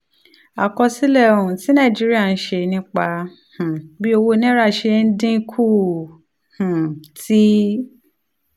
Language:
Yoruba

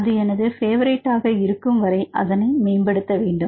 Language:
Tamil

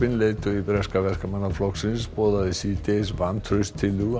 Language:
Icelandic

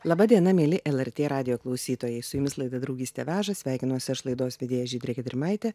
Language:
Lithuanian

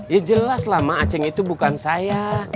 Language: Indonesian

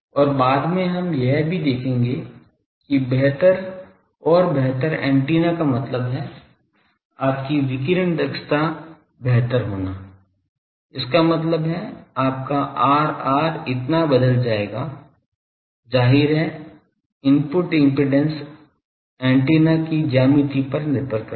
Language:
Hindi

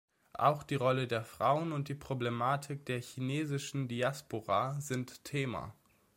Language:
German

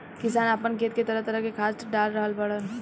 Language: Bhojpuri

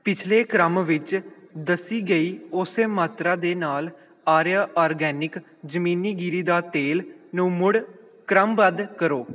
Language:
Punjabi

